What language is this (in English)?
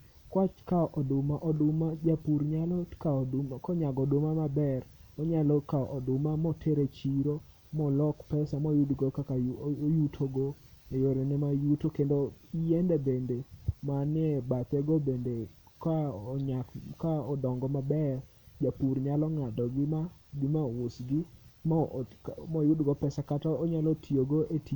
Luo (Kenya and Tanzania)